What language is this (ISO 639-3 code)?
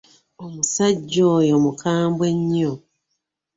lug